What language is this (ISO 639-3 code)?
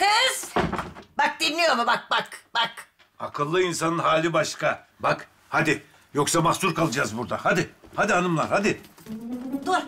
tur